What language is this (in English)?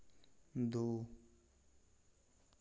Hindi